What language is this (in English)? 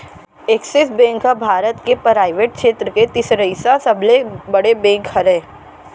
Chhattisgarhi